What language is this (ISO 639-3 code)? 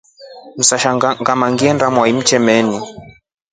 rof